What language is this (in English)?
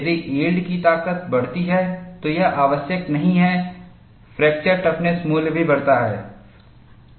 Hindi